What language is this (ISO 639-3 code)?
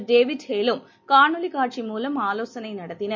tam